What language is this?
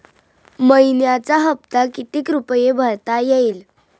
Marathi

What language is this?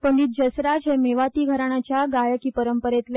Konkani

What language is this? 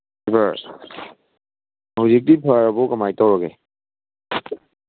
Manipuri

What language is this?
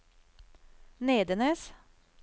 Norwegian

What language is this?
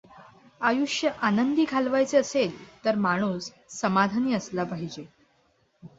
Marathi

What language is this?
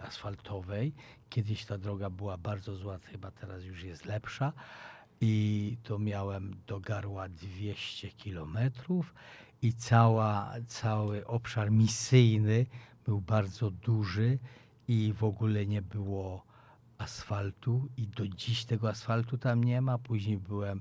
Polish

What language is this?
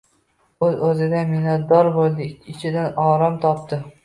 Uzbek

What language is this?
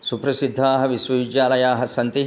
Sanskrit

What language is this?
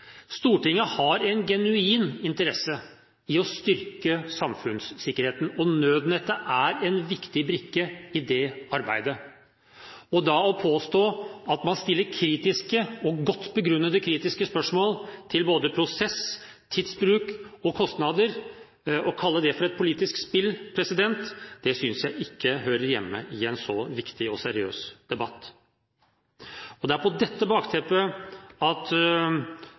Norwegian Bokmål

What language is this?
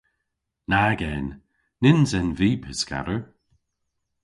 Cornish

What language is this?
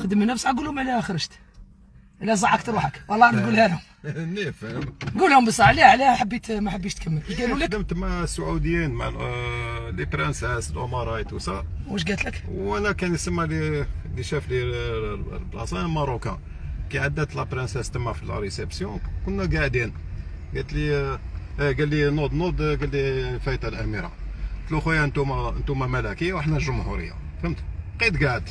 Arabic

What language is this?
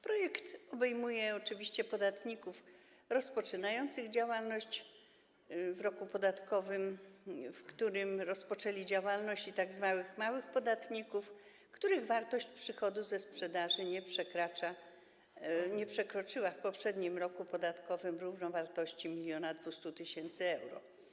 Polish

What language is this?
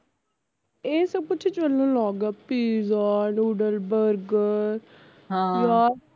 Punjabi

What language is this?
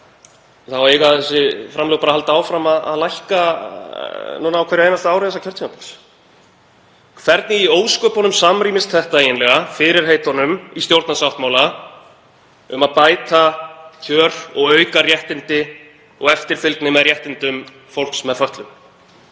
Icelandic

